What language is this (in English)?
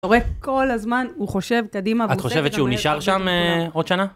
Hebrew